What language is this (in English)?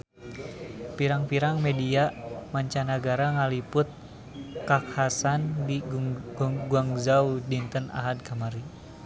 Sundanese